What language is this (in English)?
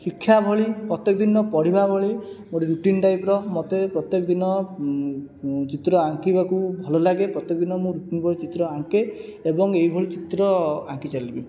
Odia